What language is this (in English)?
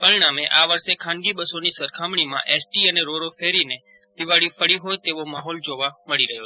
Gujarati